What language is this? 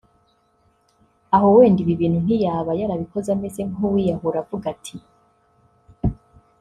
Kinyarwanda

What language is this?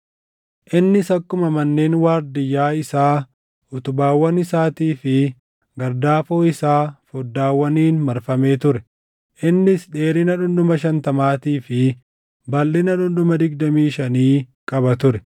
Oromo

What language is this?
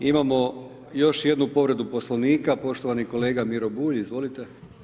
Croatian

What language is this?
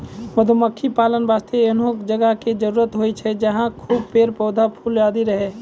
Maithili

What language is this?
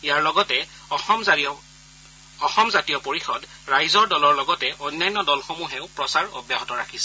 Assamese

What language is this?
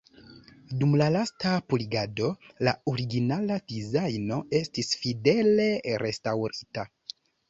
Esperanto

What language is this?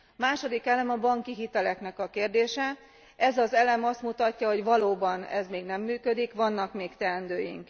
Hungarian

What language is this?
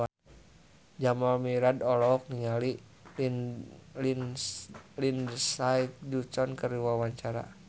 Sundanese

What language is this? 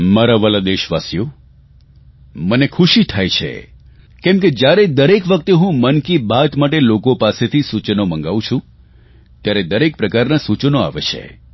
Gujarati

